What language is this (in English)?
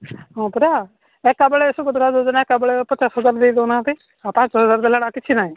Odia